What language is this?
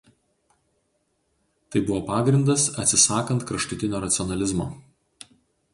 Lithuanian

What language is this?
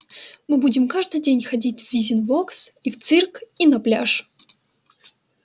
Russian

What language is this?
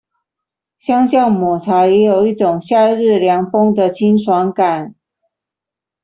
Chinese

